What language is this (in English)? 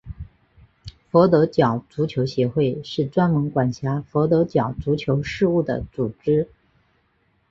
Chinese